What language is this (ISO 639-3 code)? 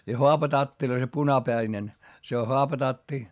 fin